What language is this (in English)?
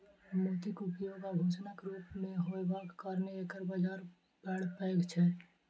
Maithili